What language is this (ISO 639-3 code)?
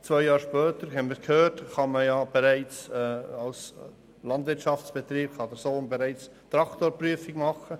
gsw